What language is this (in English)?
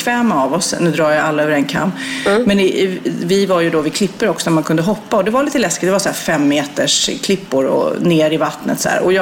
Swedish